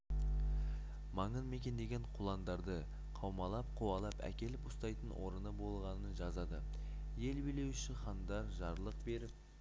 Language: Kazakh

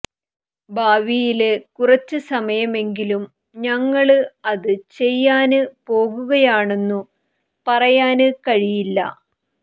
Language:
Malayalam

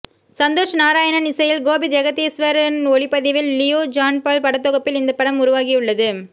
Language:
Tamil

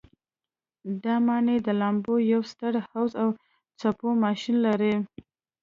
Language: Pashto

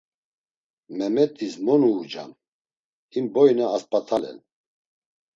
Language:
Laz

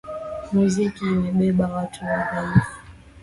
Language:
Swahili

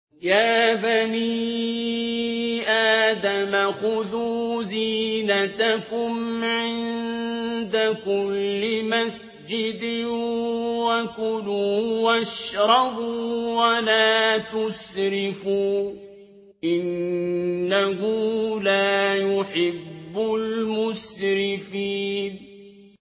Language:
Arabic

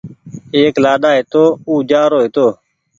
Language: Goaria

